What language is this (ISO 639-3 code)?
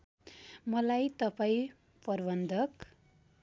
nep